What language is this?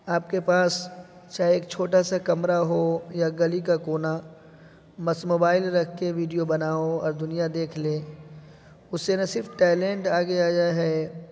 Urdu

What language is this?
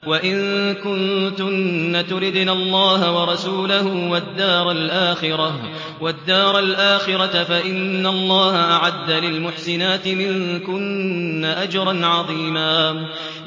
Arabic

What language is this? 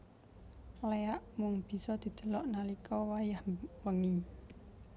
Javanese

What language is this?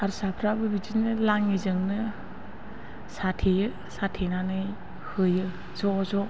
Bodo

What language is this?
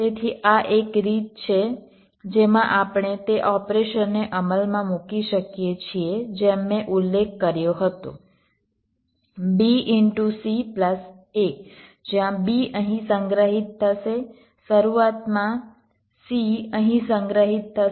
Gujarati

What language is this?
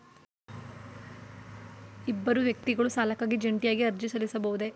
Kannada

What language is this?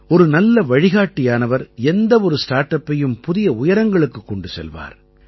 Tamil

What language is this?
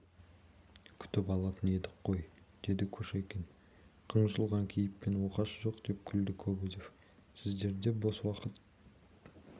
Kazakh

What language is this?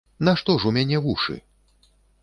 Belarusian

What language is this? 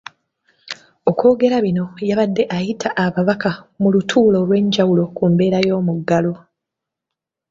Ganda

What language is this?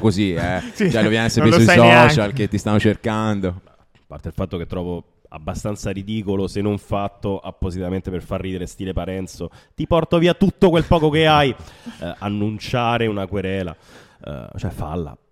Italian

